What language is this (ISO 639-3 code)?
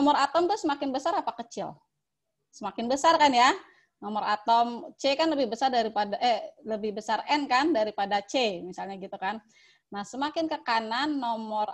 ind